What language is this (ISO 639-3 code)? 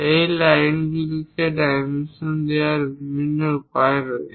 ben